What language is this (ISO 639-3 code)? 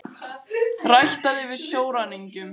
isl